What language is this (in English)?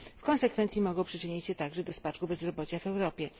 Polish